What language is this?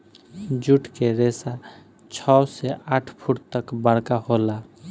Bhojpuri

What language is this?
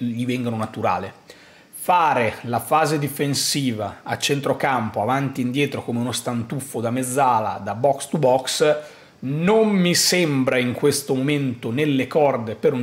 Italian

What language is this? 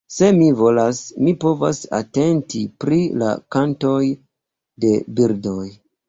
Esperanto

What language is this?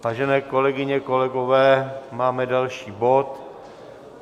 Czech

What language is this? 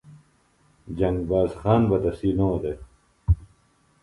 Phalura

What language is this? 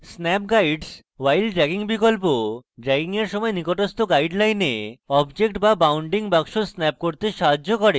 Bangla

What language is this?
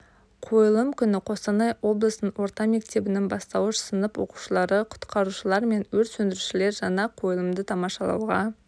Kazakh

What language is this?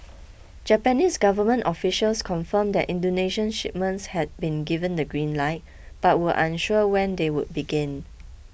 English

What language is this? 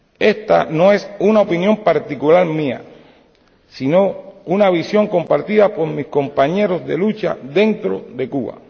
Spanish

